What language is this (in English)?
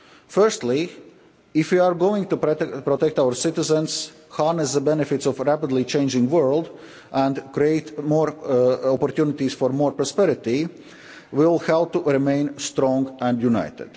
English